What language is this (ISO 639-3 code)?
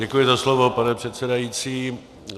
ces